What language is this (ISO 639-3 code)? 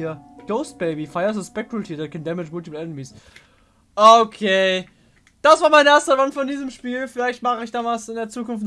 deu